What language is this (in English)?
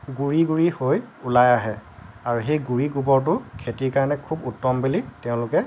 Assamese